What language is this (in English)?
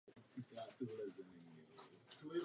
Czech